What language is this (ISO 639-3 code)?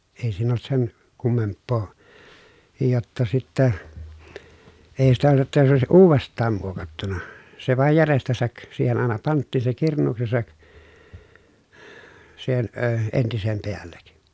fin